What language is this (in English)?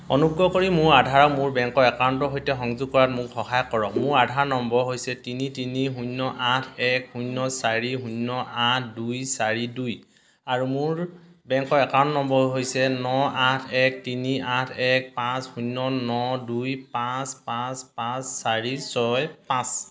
Assamese